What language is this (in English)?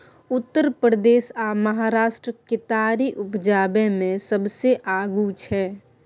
Maithili